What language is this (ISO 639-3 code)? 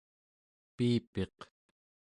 esu